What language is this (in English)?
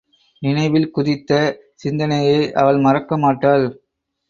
Tamil